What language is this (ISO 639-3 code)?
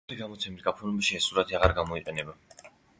kat